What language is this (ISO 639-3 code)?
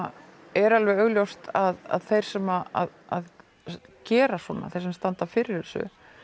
isl